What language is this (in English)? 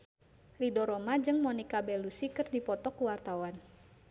Sundanese